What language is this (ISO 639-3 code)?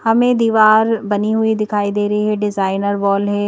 hin